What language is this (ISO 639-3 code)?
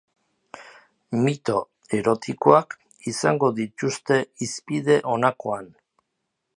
eus